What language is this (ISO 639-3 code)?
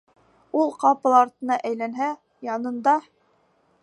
bak